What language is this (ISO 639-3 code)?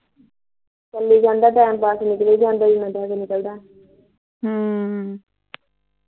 pan